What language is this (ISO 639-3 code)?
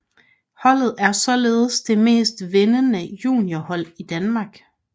dan